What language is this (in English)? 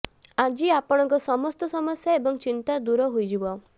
Odia